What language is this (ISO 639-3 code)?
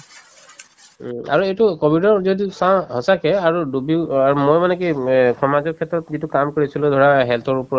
asm